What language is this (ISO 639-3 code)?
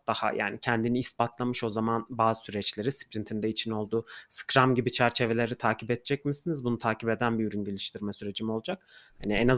tur